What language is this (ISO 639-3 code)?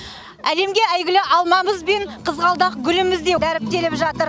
kaz